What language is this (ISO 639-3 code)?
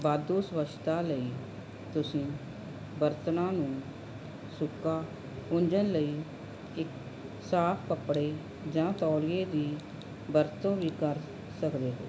pan